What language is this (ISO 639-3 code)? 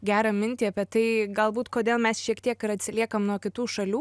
lit